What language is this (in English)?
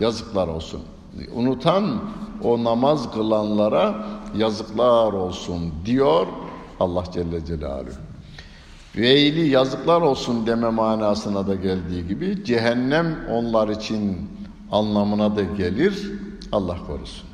Turkish